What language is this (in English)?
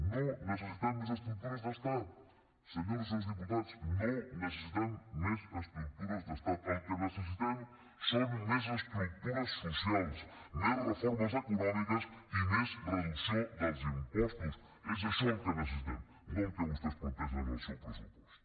Catalan